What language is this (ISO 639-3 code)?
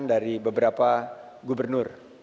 ind